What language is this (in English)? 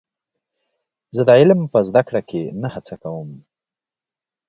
Pashto